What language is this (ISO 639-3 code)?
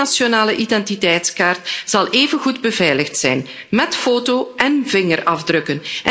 nld